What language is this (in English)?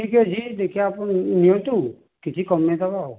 Odia